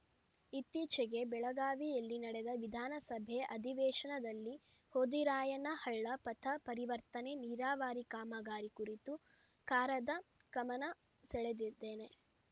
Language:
Kannada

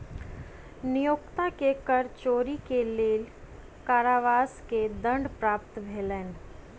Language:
Maithili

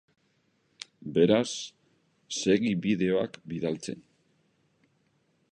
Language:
Basque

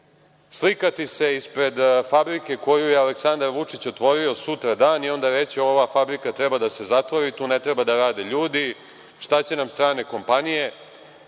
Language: Serbian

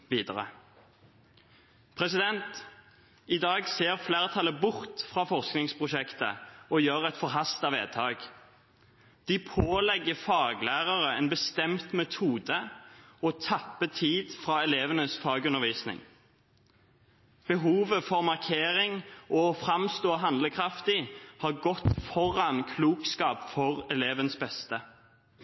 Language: Norwegian Bokmål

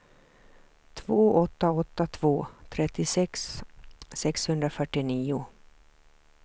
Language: Swedish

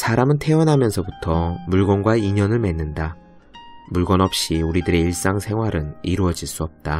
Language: Korean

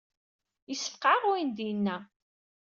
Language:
Kabyle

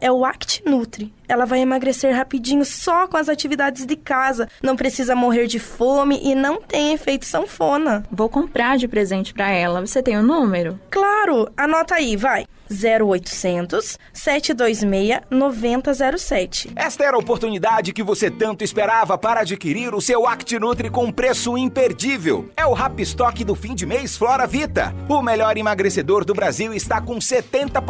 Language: Portuguese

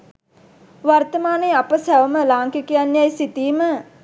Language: Sinhala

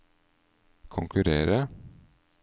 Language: Norwegian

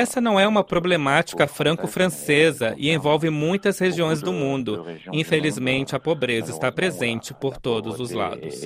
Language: Portuguese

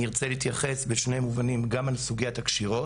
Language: Hebrew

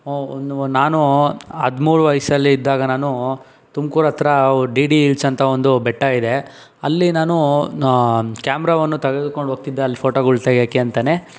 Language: Kannada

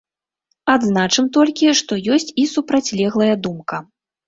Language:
Belarusian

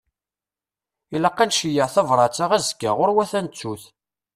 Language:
Kabyle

